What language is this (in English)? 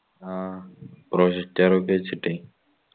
Malayalam